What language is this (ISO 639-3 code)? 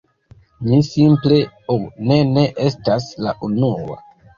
epo